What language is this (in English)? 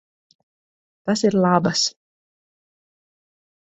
Latvian